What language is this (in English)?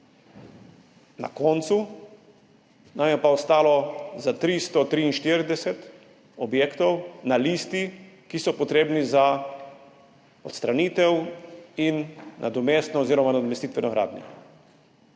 Slovenian